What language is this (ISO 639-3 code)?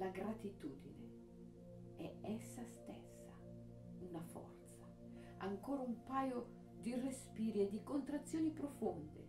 ita